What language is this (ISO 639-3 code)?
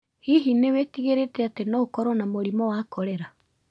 kik